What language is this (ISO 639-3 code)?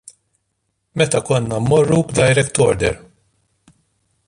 mlt